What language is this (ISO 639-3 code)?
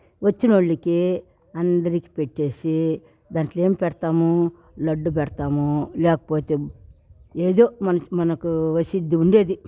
tel